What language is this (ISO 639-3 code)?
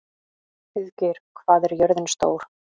isl